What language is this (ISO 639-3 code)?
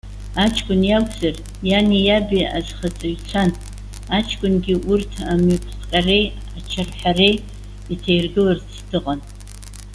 abk